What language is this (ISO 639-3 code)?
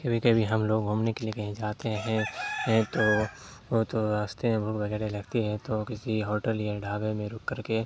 urd